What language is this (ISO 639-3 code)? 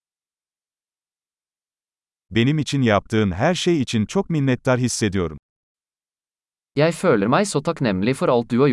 tur